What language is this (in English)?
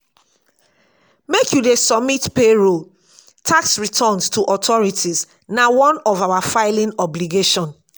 Nigerian Pidgin